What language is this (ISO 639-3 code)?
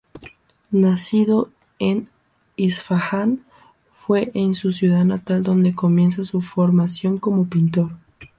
spa